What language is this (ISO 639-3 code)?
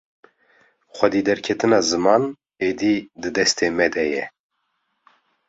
kur